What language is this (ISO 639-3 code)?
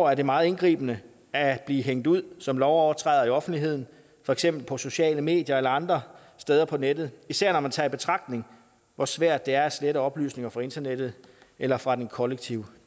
dan